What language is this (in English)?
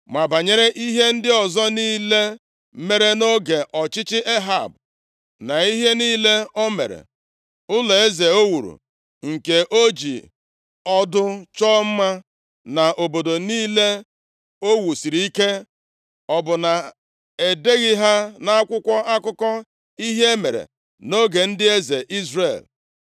Igbo